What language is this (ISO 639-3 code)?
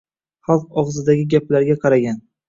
uzb